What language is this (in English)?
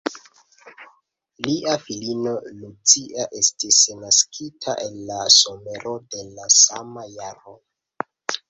Esperanto